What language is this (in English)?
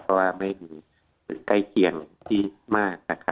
Thai